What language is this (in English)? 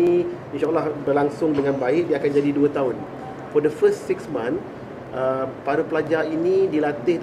Malay